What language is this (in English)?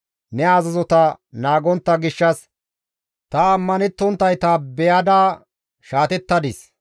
Gamo